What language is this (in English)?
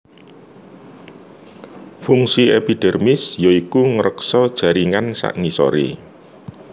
Javanese